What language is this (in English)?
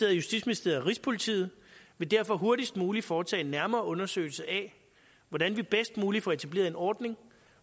Danish